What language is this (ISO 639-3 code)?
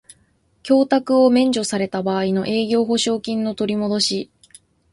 jpn